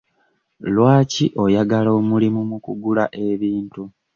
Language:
Ganda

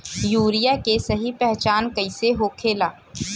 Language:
Bhojpuri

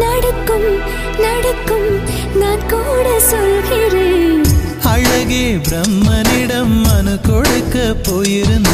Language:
Tamil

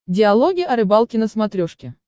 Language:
Russian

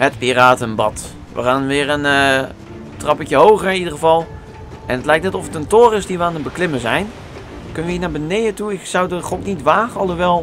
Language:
Dutch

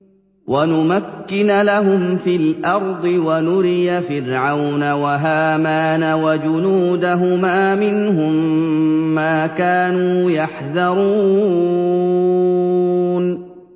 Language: Arabic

